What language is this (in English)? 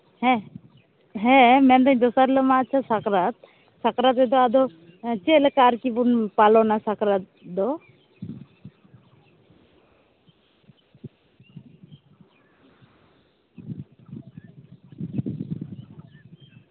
Santali